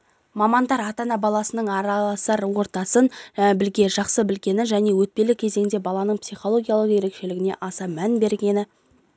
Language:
Kazakh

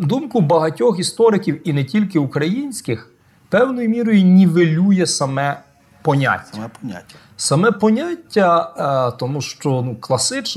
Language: Ukrainian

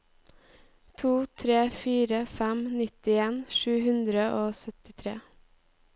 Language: Norwegian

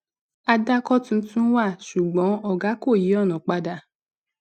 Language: Yoruba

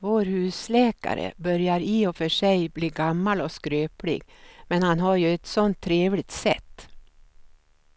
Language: Swedish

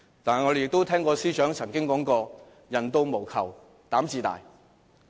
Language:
Cantonese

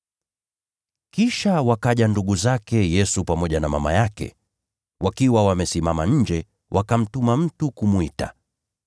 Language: Swahili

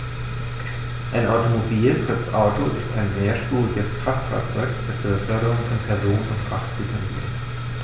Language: German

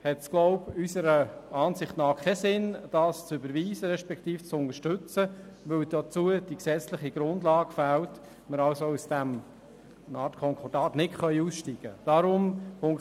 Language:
Swiss German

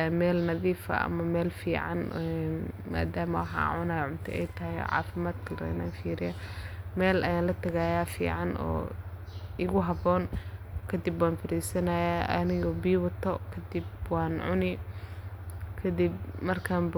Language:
Somali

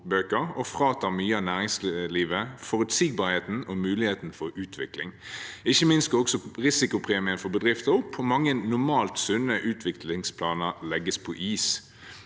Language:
Norwegian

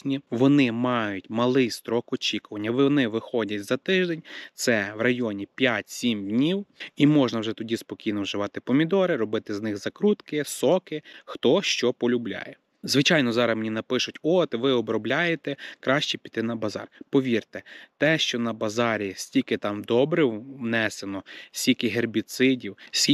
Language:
Ukrainian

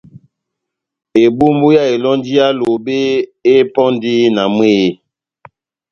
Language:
Batanga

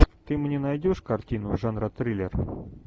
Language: Russian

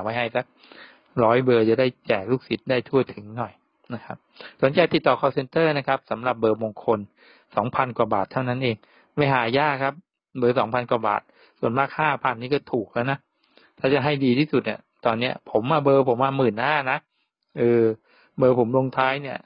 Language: Thai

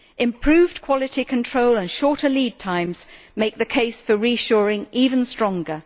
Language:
English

